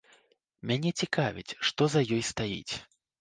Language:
Belarusian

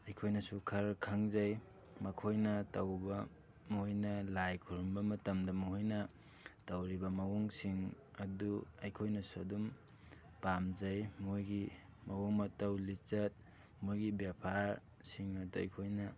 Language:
Manipuri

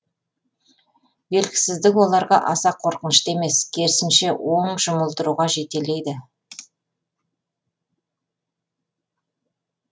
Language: Kazakh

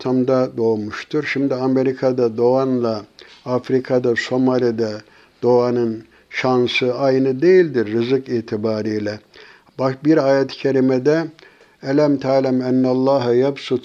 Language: Turkish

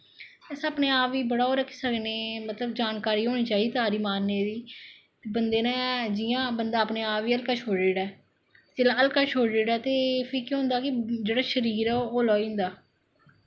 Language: Dogri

